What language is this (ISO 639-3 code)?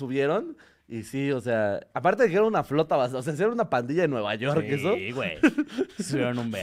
spa